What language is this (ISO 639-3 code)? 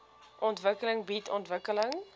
afr